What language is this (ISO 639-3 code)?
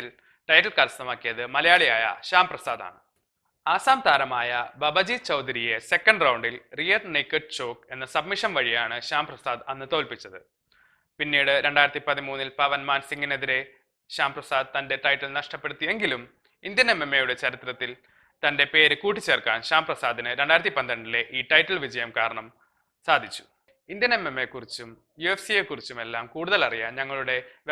mal